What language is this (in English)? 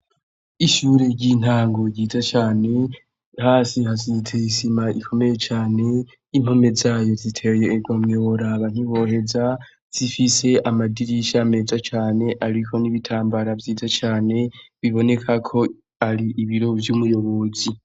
Rundi